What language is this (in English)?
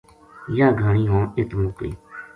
Gujari